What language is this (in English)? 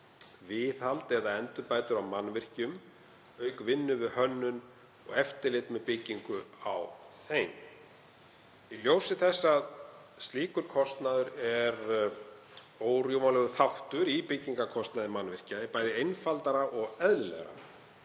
Icelandic